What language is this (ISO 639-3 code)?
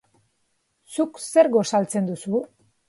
eus